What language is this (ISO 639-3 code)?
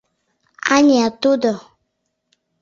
chm